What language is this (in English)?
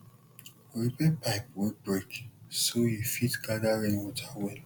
Nigerian Pidgin